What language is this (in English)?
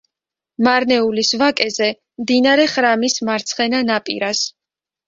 Georgian